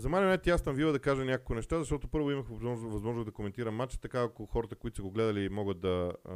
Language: Bulgarian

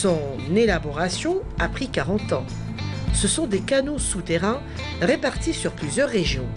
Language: French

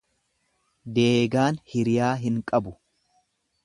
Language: Oromo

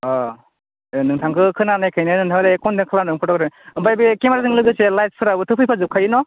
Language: Bodo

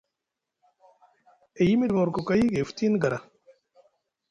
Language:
Musgu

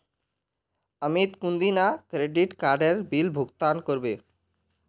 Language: Magahi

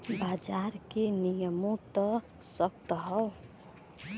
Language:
Bhojpuri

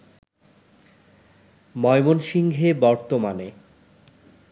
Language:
Bangla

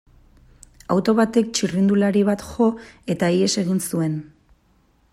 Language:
Basque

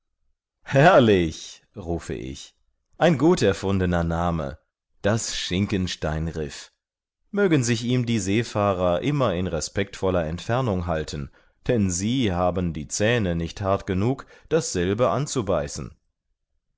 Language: German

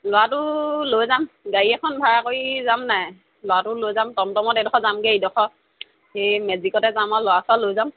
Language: Assamese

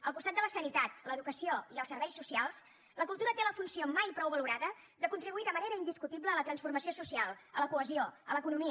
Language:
Catalan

